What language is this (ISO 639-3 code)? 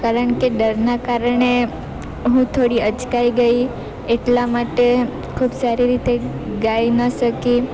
guj